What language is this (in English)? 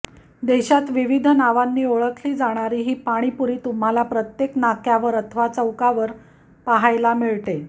Marathi